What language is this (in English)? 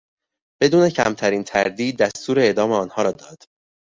Persian